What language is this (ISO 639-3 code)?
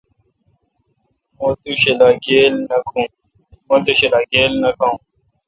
xka